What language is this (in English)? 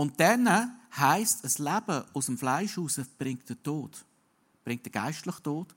German